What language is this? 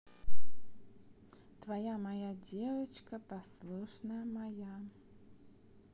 Russian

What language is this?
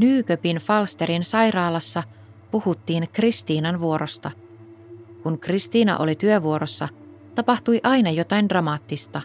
Finnish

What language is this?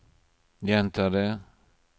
Norwegian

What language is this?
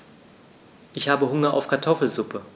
German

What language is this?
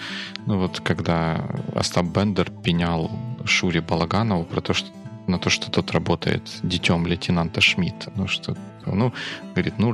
Russian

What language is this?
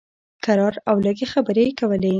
Pashto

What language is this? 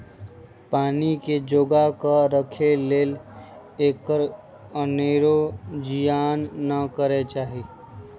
Magahi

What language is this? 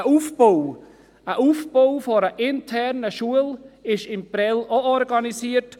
Swiss German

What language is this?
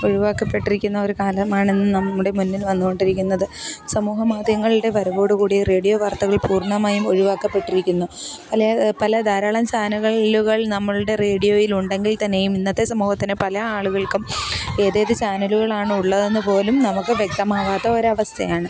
Malayalam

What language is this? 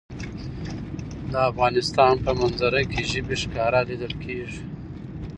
Pashto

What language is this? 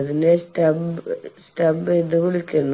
Malayalam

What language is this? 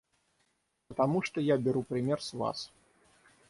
Russian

